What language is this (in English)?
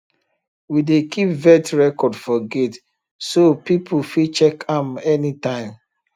Nigerian Pidgin